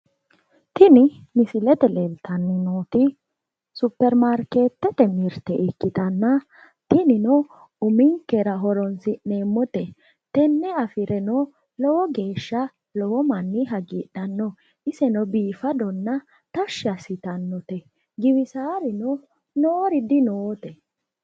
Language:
Sidamo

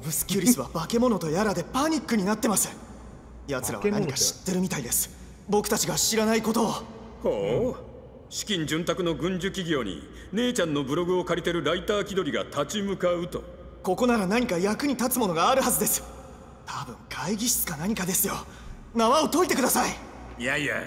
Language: Japanese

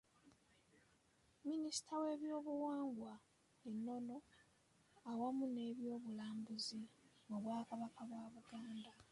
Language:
Ganda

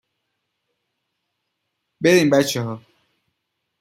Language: Persian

